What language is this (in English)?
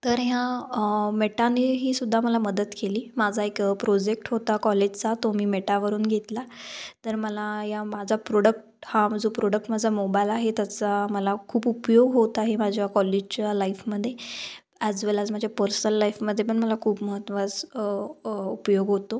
Marathi